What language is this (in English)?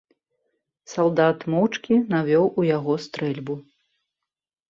Belarusian